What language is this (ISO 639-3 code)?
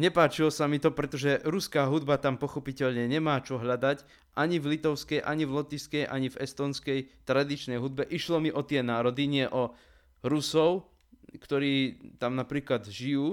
slk